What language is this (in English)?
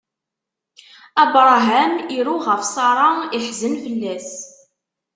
Kabyle